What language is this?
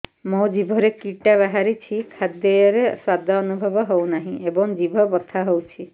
Odia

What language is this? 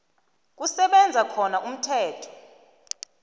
South Ndebele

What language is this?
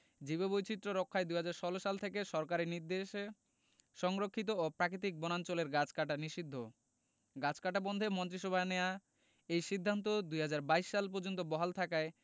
Bangla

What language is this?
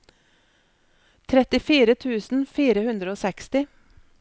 Norwegian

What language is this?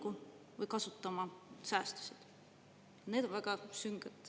Estonian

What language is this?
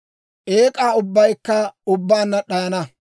Dawro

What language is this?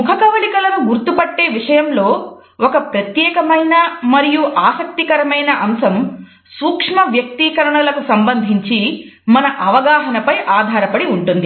Telugu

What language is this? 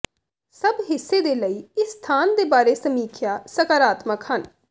Punjabi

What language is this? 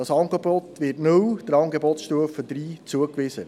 Swiss German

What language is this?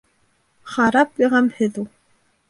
Bashkir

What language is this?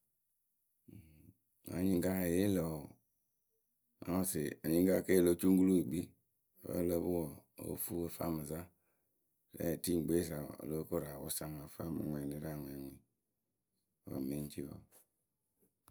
Akebu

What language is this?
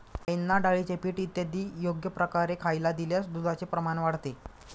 Marathi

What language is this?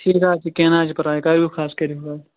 Kashmiri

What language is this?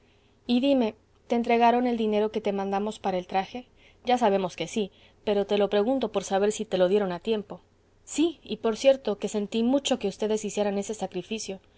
Spanish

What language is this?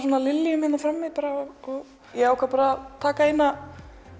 Icelandic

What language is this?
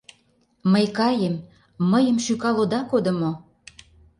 Mari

